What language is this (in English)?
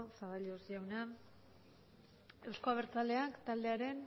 Basque